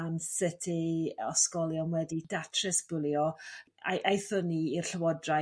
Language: Welsh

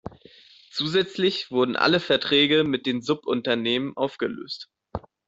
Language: German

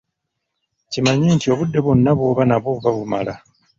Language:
Ganda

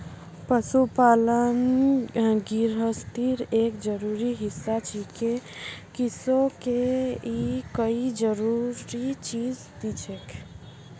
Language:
Magahi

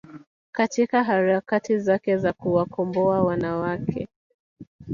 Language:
Swahili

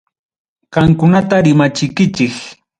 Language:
Ayacucho Quechua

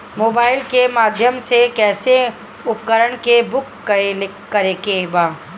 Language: Bhojpuri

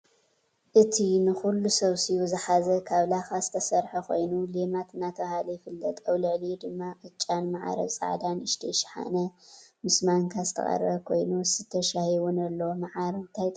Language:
Tigrinya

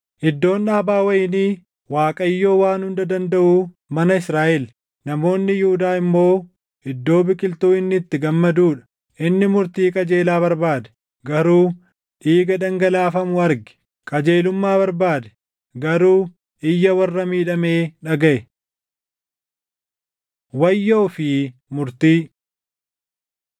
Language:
Oromo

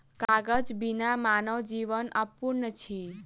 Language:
Maithili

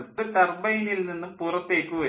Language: Malayalam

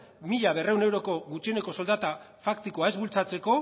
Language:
Basque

